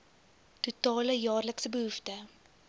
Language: Afrikaans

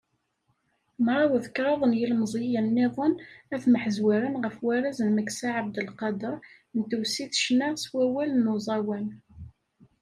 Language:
Kabyle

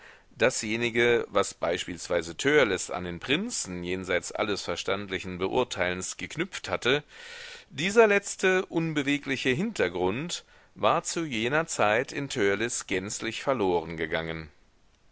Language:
German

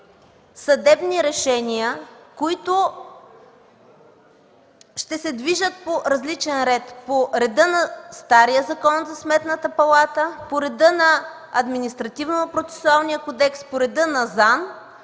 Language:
Bulgarian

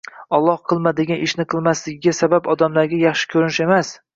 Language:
Uzbek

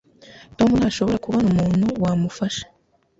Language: Kinyarwanda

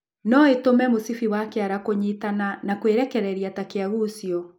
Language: Kikuyu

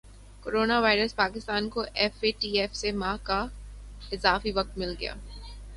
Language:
Urdu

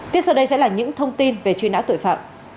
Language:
Vietnamese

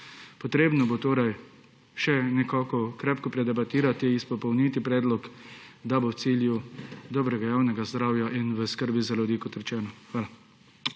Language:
Slovenian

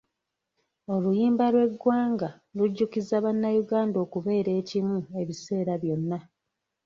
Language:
Ganda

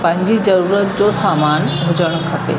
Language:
Sindhi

